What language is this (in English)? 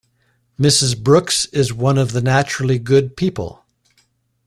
English